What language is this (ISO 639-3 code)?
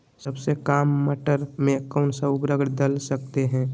mag